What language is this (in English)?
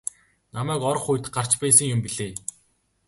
Mongolian